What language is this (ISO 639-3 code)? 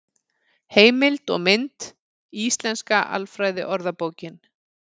isl